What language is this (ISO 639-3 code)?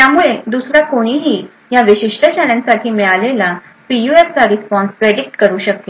mar